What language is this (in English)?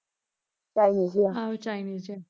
Punjabi